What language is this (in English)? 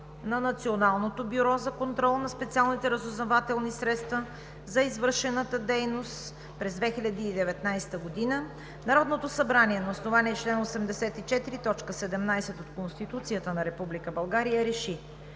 Bulgarian